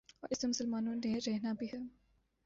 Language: Urdu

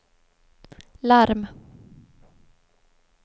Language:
Swedish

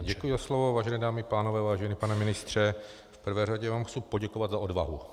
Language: Czech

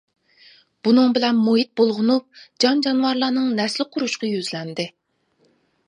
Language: Uyghur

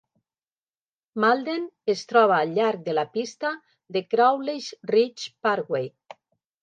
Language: Catalan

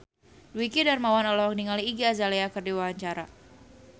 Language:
Sundanese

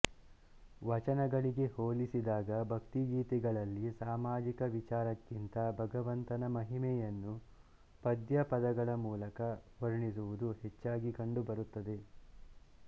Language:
Kannada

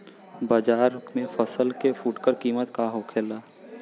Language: Bhojpuri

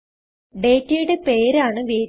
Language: Malayalam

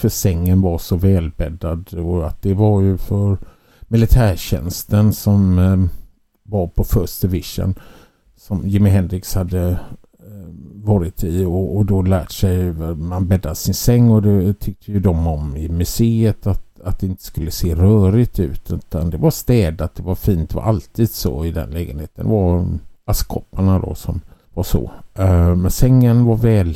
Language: Swedish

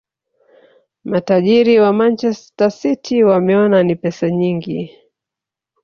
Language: Swahili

